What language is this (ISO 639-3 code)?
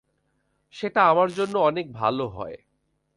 ben